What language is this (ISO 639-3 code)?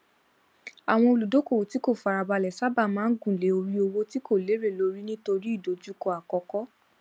yor